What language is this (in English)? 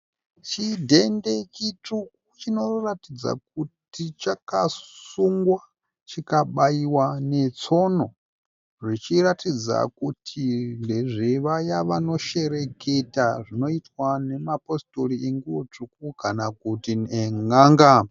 Shona